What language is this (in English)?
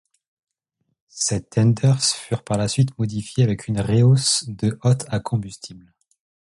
French